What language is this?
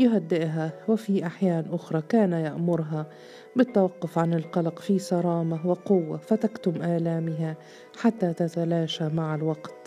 Arabic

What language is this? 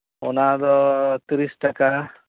Santali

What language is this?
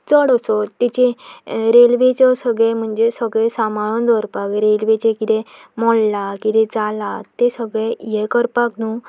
Konkani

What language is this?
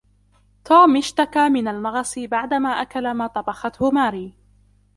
Arabic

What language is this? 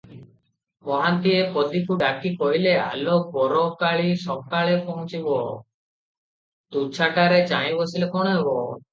Odia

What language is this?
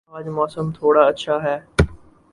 Urdu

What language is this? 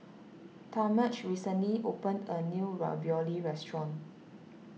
English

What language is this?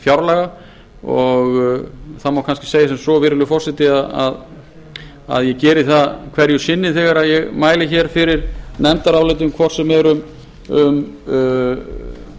Icelandic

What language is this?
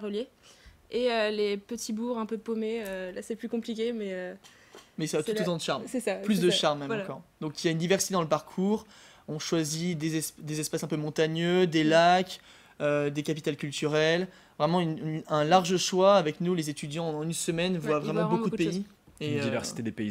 French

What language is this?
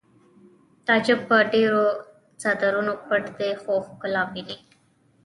Pashto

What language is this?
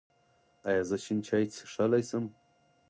Pashto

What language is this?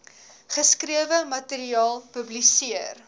Afrikaans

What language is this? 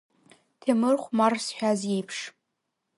Abkhazian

